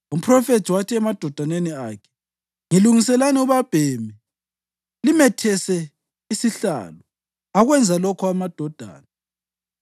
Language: North Ndebele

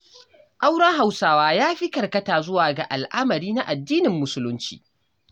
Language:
Hausa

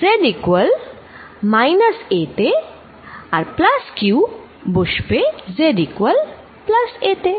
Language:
Bangla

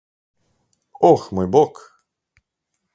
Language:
Slovenian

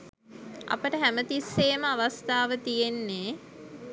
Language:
Sinhala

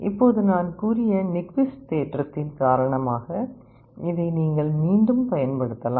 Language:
Tamil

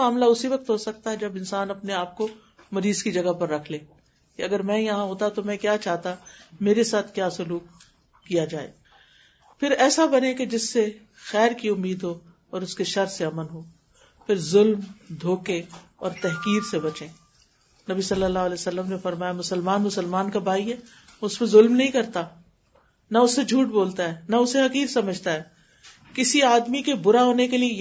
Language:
Urdu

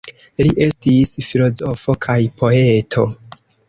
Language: Esperanto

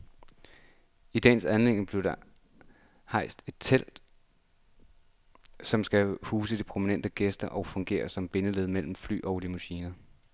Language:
Danish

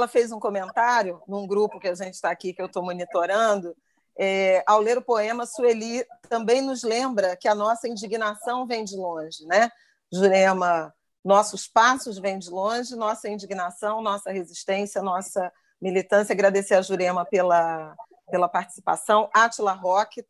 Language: Portuguese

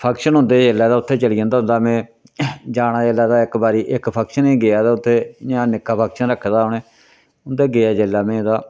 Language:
Dogri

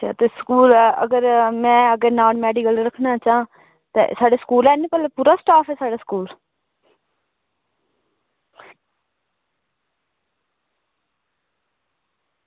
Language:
Dogri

